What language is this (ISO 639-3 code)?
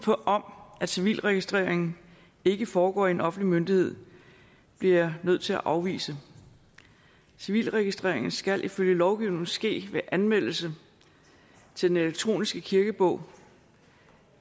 dan